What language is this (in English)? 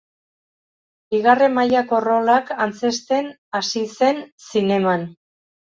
Basque